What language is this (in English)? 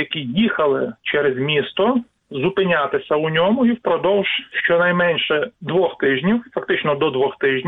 Ukrainian